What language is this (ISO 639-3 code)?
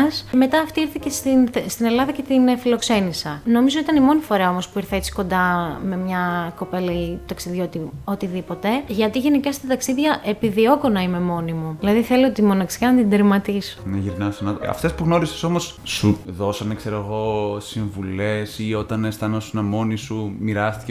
ell